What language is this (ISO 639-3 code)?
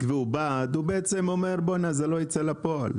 heb